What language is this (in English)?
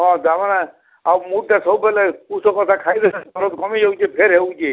Odia